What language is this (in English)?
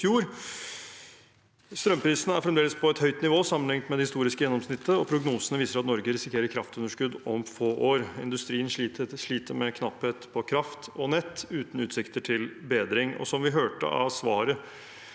Norwegian